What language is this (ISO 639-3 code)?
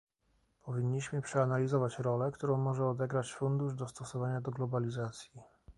pol